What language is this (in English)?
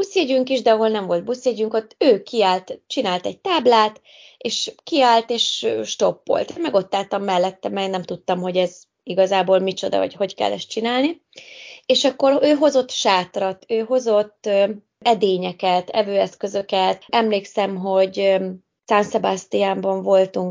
Hungarian